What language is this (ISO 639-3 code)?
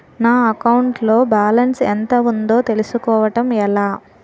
tel